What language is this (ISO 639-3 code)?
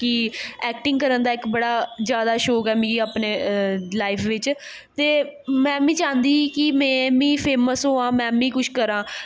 doi